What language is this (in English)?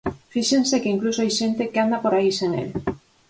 Galician